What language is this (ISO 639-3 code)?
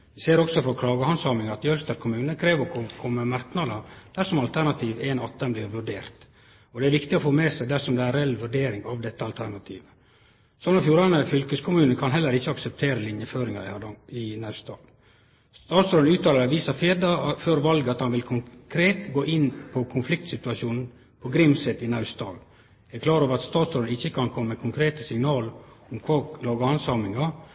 nno